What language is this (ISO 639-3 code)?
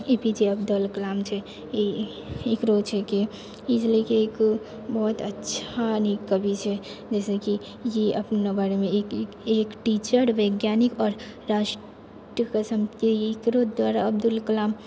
mai